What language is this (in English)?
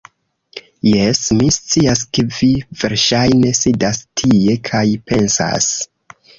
Esperanto